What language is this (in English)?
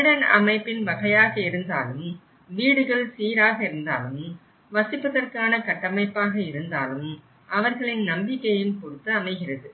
Tamil